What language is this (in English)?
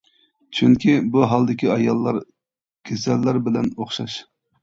Uyghur